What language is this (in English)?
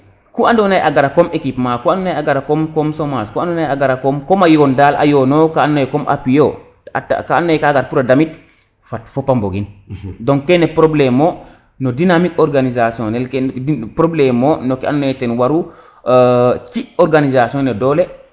Serer